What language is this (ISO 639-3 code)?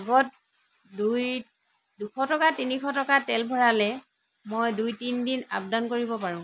asm